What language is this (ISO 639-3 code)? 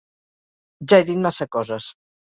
cat